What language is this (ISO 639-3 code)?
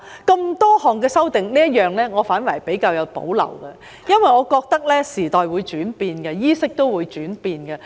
yue